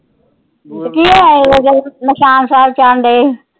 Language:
Punjabi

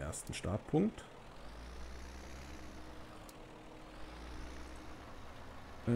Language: German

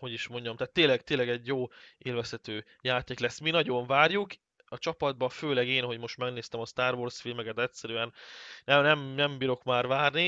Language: Hungarian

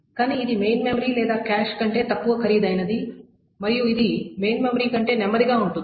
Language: Telugu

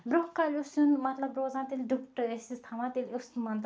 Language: Kashmiri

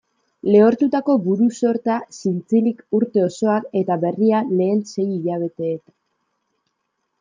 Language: Basque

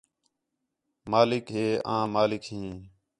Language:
Khetrani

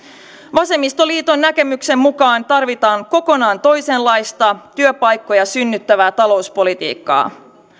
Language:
Finnish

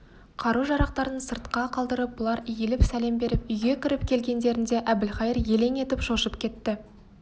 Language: Kazakh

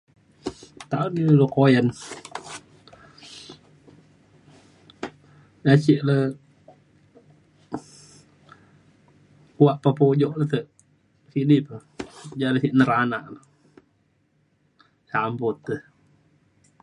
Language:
Mainstream Kenyah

